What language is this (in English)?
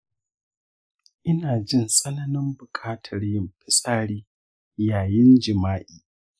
Hausa